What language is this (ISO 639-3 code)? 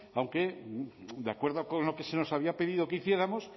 spa